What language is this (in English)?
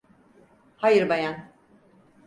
Turkish